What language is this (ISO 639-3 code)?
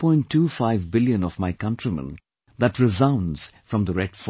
eng